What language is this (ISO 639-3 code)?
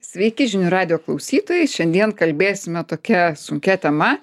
lit